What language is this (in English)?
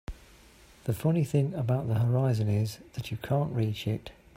English